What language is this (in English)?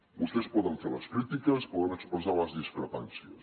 Catalan